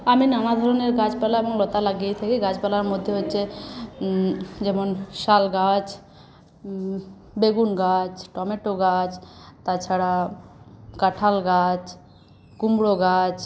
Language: Bangla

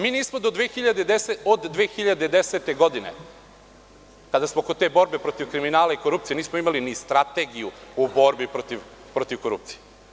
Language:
Serbian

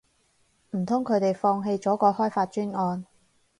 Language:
Cantonese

